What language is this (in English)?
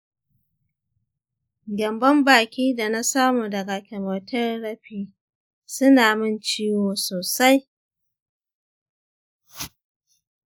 Hausa